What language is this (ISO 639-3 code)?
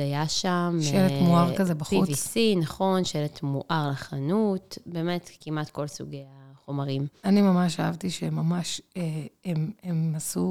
heb